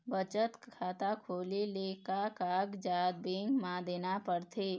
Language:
Chhattisgarhi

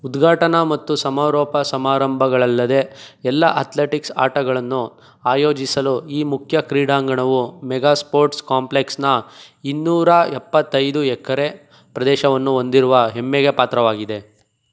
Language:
Kannada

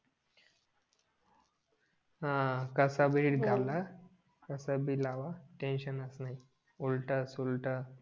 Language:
Marathi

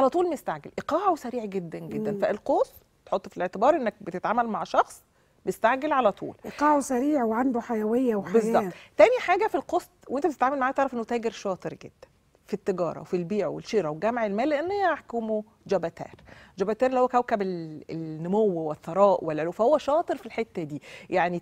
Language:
Arabic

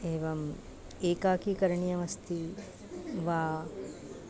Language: Sanskrit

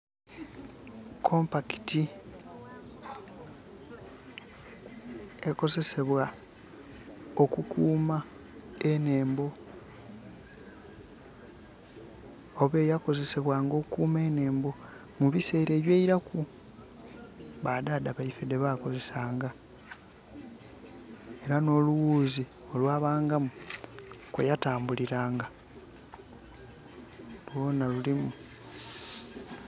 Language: Soga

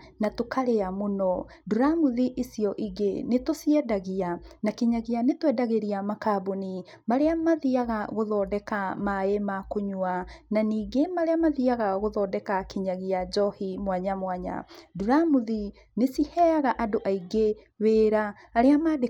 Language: Kikuyu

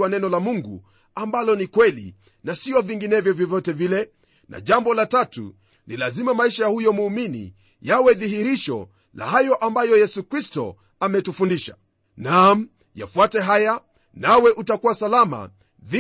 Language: Swahili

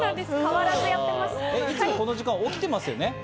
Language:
Japanese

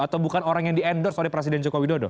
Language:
Indonesian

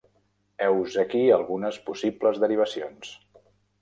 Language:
Catalan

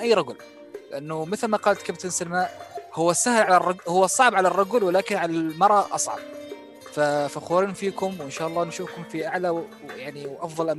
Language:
Arabic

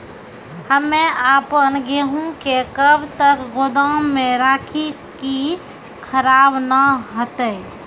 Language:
Maithili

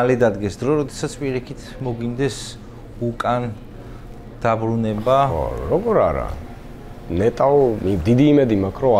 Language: Romanian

